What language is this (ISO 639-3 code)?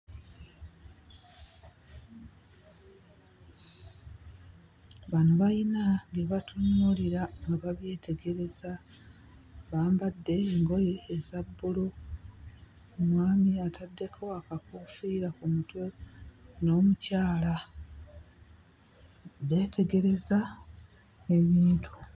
lug